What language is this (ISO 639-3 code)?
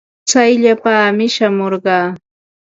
qva